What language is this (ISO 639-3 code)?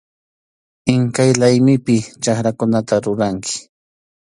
qxu